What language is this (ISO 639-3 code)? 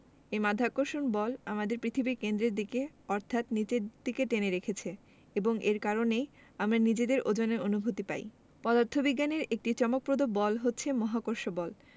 ben